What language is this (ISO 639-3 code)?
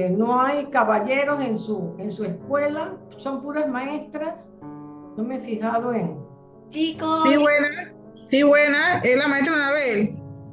spa